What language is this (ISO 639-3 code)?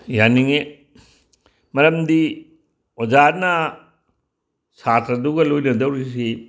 mni